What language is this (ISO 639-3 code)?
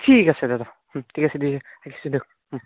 asm